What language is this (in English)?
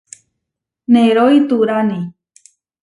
Huarijio